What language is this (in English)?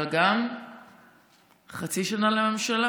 Hebrew